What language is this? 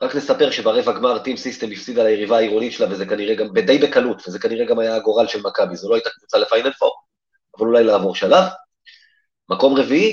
Hebrew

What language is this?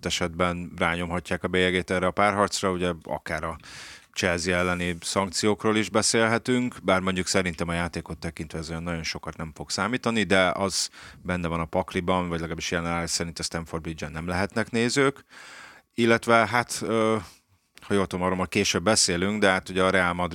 Hungarian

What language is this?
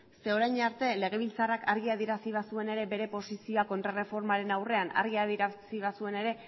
Basque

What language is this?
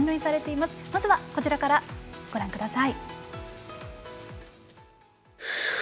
Japanese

